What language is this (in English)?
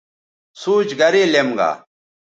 Bateri